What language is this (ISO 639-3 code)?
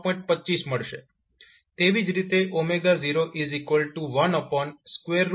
guj